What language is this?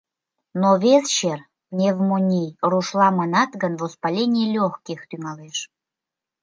Mari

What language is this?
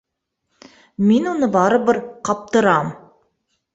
Bashkir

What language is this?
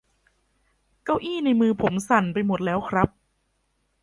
Thai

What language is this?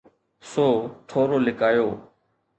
Sindhi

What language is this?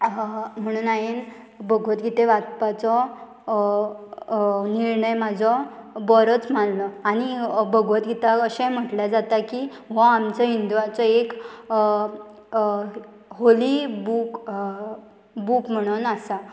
Konkani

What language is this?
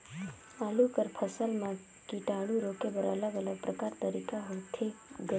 Chhattisgarhi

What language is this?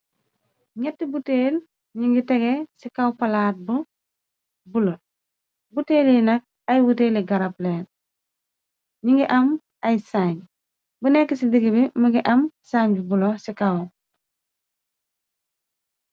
Wolof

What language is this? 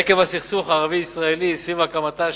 Hebrew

